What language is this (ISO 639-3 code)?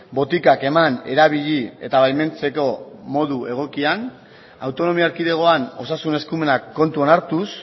eus